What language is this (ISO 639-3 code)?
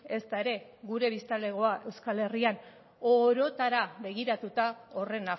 eus